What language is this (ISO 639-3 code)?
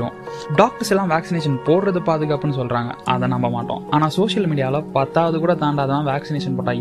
tam